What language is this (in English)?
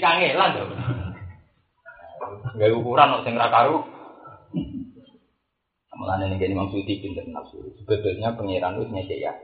Indonesian